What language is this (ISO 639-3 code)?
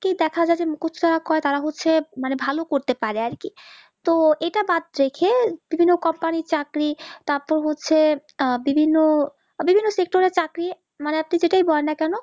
ben